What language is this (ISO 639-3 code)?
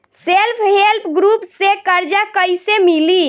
bho